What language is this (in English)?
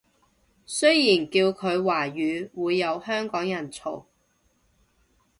Cantonese